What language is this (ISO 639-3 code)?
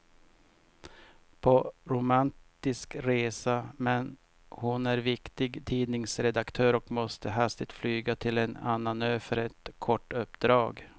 swe